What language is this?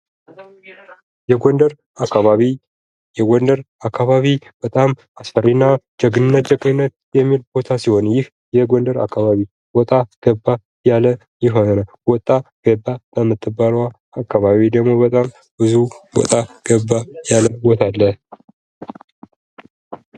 Amharic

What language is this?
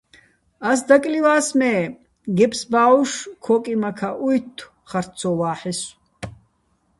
Bats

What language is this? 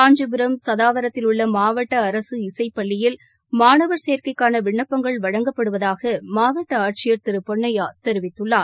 Tamil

